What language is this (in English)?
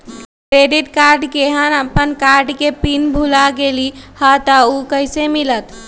Magahi